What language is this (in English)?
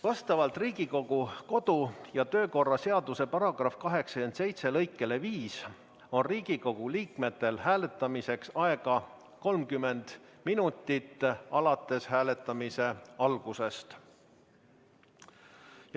Estonian